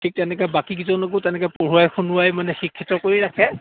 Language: Assamese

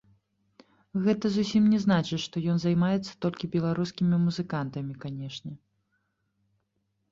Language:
Belarusian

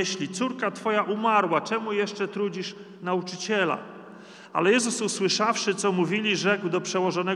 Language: Polish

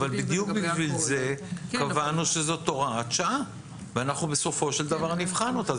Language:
Hebrew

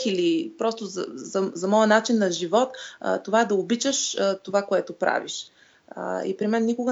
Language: Bulgarian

